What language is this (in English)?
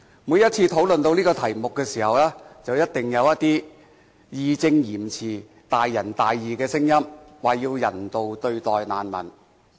Cantonese